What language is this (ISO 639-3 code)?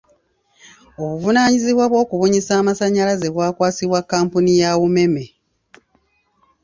lug